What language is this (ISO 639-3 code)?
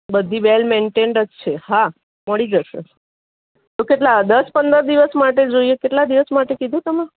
guj